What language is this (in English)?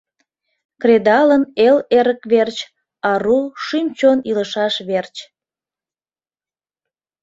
Mari